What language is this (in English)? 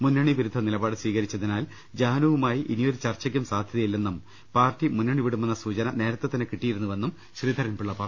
Malayalam